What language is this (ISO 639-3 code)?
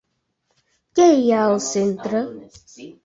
cat